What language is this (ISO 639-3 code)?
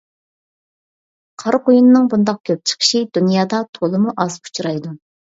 uig